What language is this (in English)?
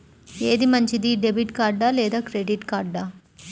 Telugu